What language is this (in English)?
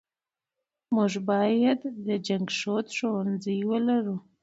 Pashto